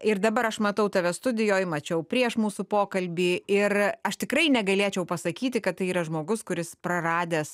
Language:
Lithuanian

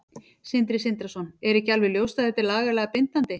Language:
Icelandic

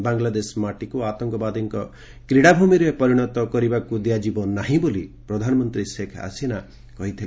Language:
Odia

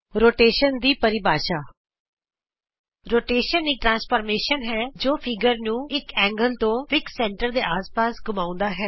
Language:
Punjabi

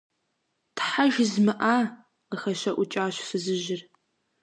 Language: Kabardian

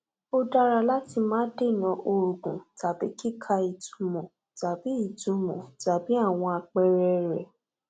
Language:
Yoruba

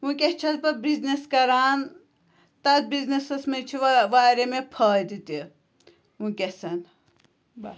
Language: Kashmiri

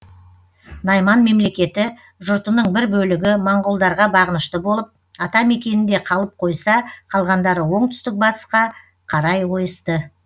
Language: Kazakh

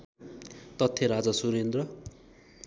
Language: Nepali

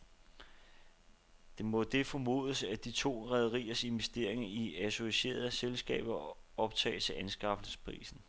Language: Danish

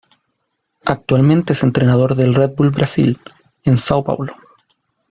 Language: Spanish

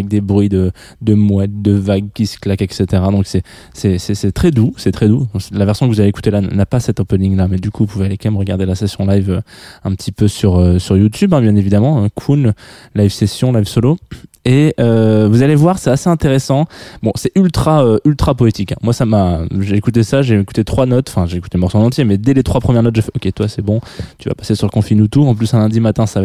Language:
French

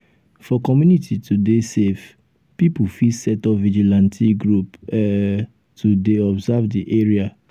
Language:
Nigerian Pidgin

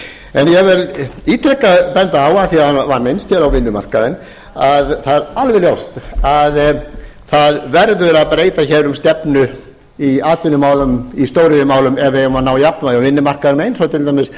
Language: Icelandic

